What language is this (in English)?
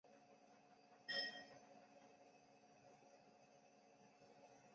Chinese